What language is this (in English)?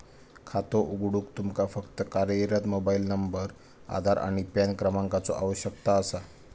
Marathi